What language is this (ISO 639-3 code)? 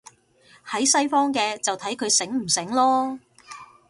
yue